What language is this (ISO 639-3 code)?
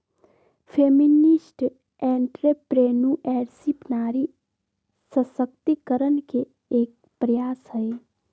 mag